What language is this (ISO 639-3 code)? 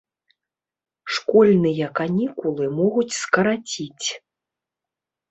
bel